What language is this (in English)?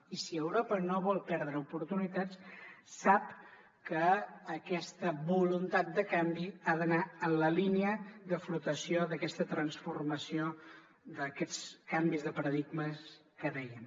Catalan